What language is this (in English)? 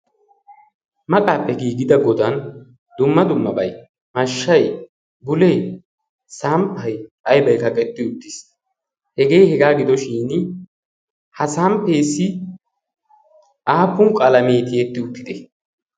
Wolaytta